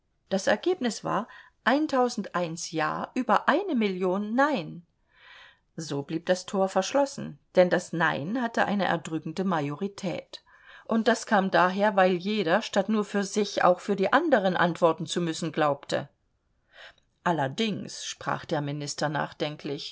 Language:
German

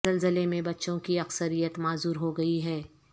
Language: Urdu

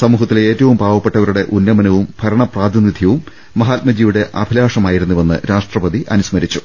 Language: Malayalam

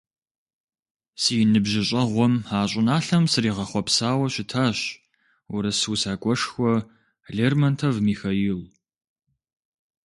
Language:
Kabardian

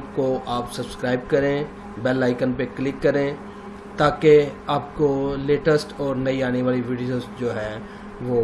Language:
Urdu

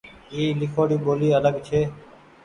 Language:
Goaria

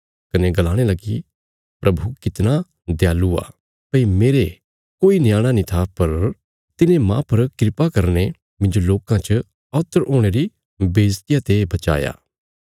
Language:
Bilaspuri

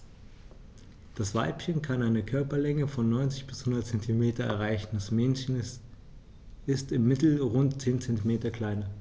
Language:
German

